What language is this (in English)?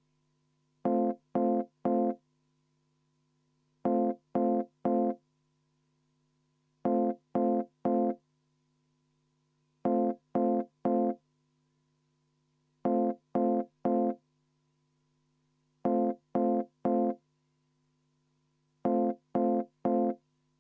Estonian